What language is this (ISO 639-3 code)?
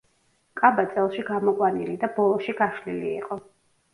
kat